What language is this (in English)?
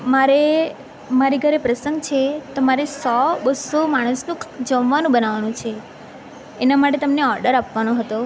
Gujarati